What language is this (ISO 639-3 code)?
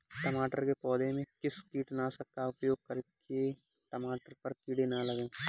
hin